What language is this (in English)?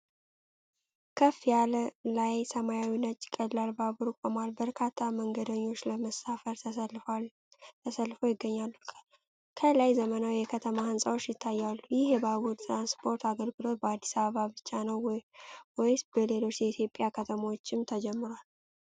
Amharic